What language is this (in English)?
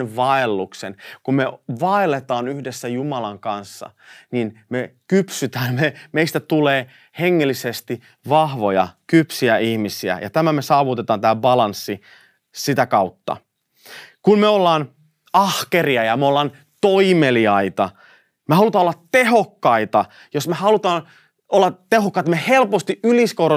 Finnish